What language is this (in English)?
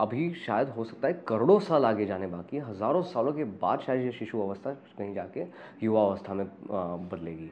Hindi